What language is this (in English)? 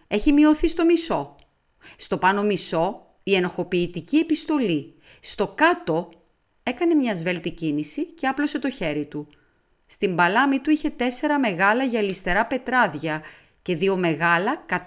Greek